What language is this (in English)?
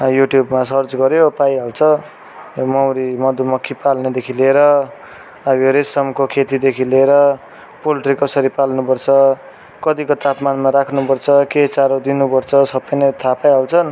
Nepali